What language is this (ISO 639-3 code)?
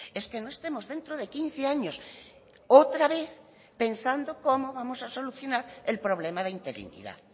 spa